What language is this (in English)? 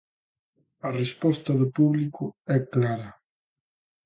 Galician